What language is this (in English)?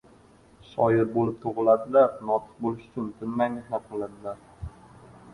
Uzbek